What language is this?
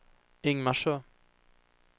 Swedish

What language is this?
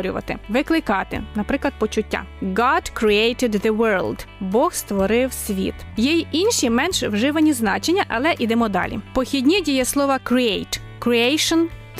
Ukrainian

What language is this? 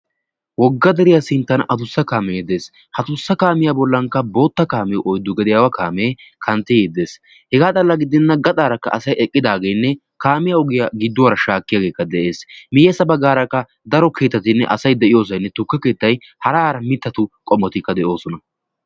Wolaytta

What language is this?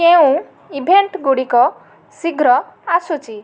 Odia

